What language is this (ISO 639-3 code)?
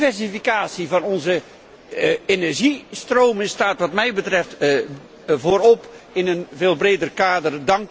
nld